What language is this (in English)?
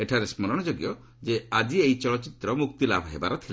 Odia